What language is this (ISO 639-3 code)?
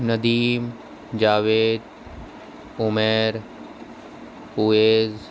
urd